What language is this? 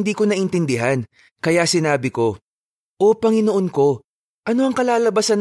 Filipino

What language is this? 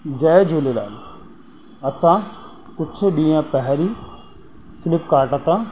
Sindhi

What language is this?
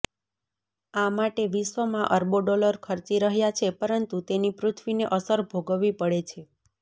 Gujarati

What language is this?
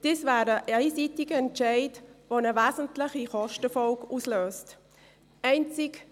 Swiss German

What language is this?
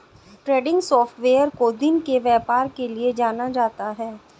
Hindi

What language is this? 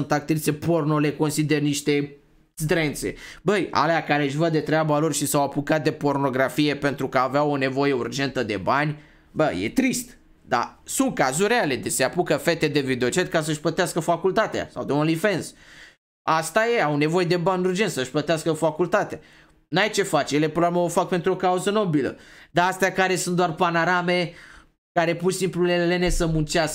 Romanian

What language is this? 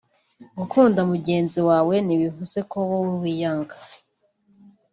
Kinyarwanda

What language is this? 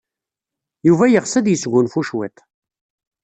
Kabyle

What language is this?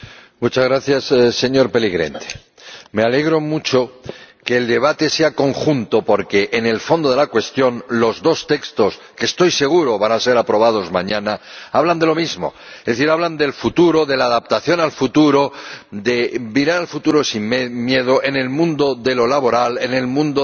Spanish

